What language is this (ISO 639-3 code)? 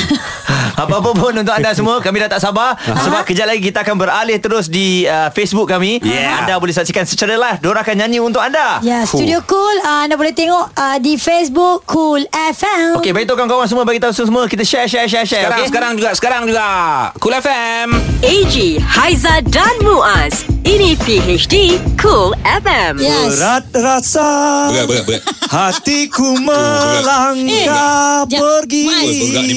msa